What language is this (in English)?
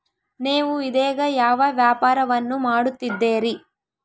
Kannada